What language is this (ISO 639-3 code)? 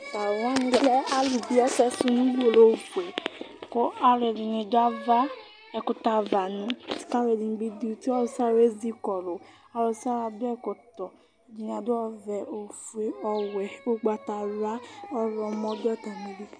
kpo